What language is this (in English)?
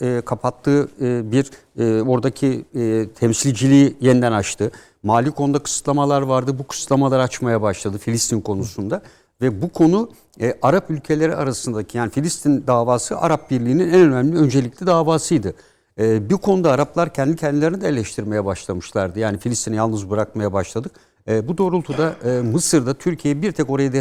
Turkish